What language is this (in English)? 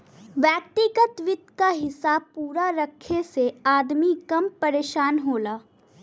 Bhojpuri